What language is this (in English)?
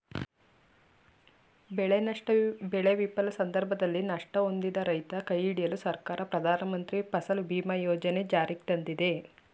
Kannada